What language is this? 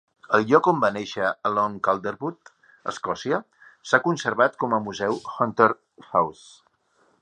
Catalan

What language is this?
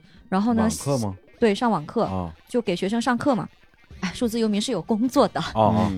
Chinese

